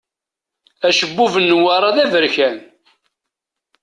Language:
Kabyle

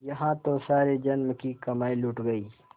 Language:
Hindi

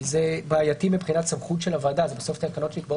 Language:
Hebrew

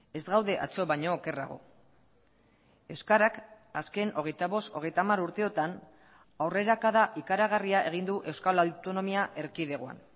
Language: Basque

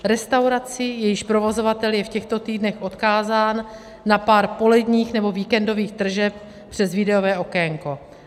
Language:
Czech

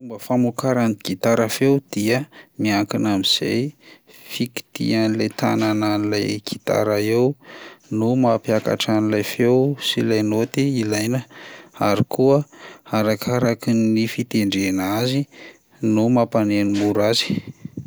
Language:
Malagasy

